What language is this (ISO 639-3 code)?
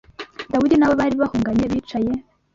kin